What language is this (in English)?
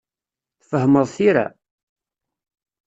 Kabyle